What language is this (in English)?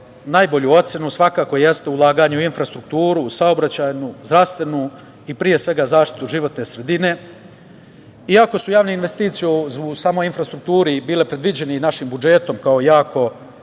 Serbian